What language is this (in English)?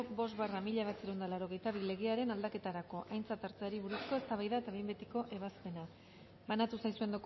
Basque